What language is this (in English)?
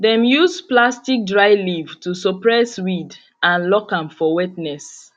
Nigerian Pidgin